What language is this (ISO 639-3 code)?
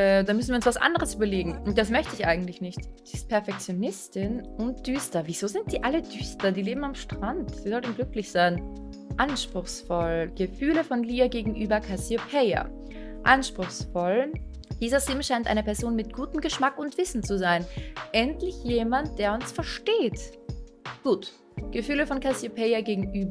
deu